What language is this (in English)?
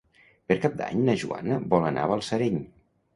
Catalan